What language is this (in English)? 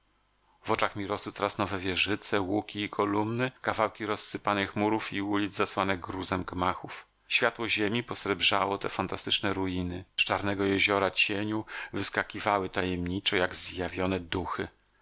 Polish